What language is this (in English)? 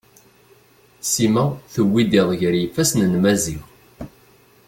Kabyle